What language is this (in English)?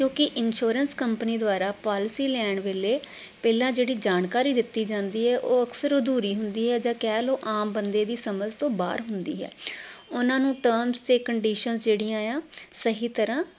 Punjabi